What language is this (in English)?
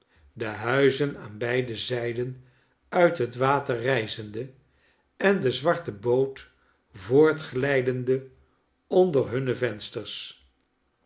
Dutch